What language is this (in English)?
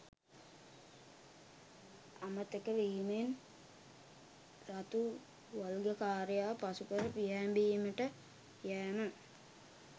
Sinhala